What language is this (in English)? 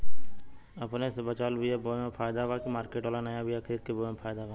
Bhojpuri